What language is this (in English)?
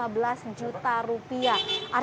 Indonesian